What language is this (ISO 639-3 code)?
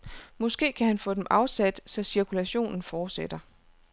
dan